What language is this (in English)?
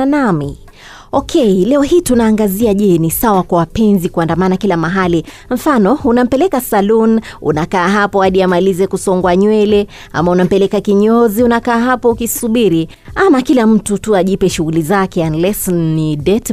Swahili